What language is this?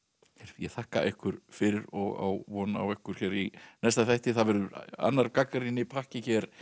Icelandic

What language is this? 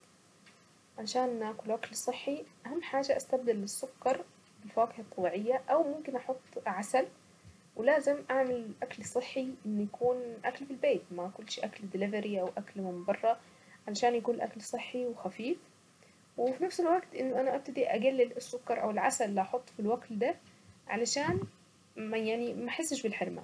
Saidi Arabic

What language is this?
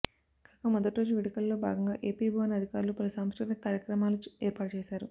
Telugu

